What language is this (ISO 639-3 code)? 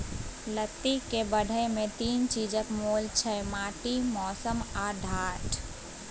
mai